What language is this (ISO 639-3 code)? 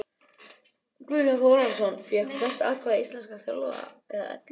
isl